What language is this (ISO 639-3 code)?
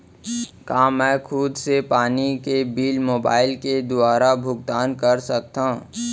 hne